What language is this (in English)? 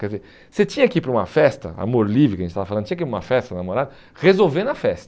Portuguese